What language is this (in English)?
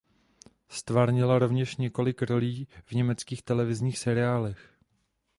Czech